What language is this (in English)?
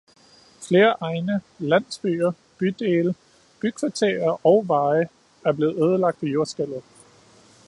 Danish